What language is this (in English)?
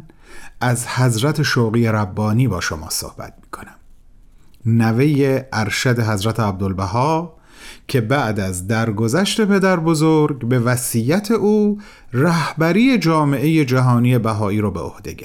Persian